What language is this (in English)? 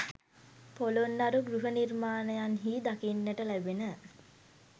Sinhala